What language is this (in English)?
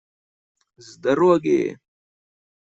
Russian